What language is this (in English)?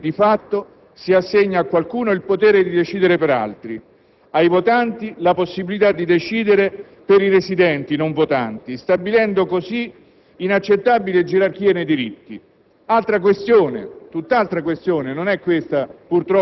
Italian